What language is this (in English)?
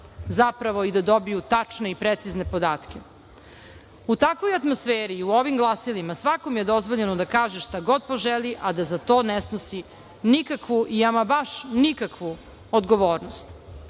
Serbian